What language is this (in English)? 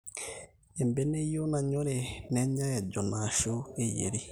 Masai